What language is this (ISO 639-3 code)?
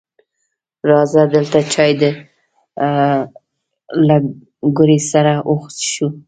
pus